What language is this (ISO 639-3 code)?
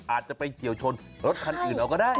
tha